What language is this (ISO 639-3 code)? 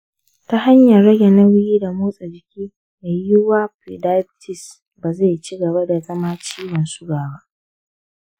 hau